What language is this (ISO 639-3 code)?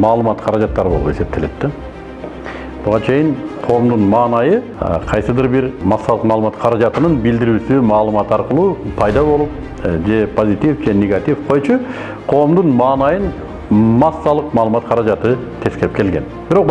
tur